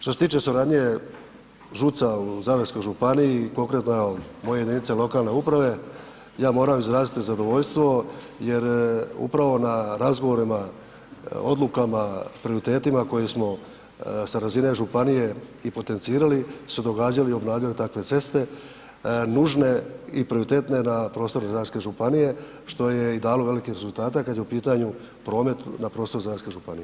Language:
Croatian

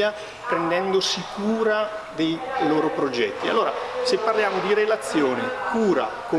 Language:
Italian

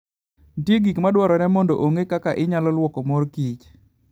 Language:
Luo (Kenya and Tanzania)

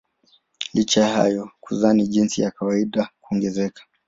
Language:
Swahili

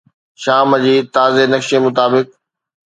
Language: Sindhi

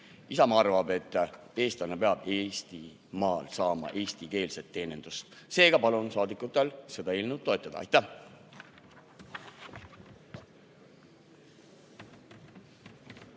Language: Estonian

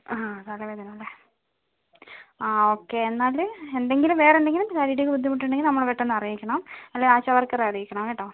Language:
Malayalam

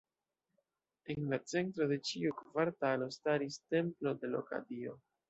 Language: Esperanto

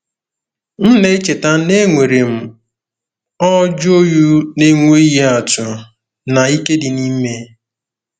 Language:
Igbo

